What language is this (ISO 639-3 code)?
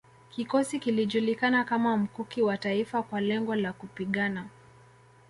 swa